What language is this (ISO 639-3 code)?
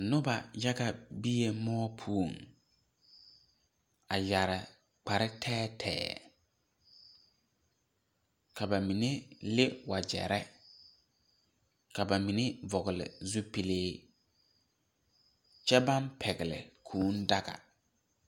dga